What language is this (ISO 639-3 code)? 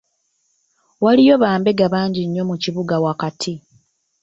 lug